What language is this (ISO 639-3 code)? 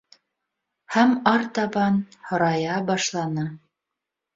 bak